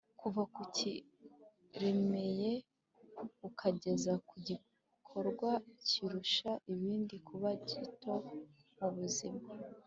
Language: Kinyarwanda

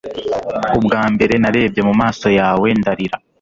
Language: Kinyarwanda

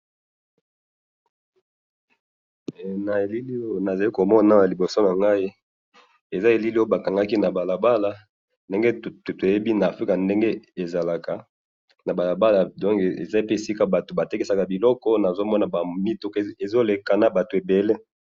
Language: Lingala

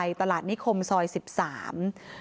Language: Thai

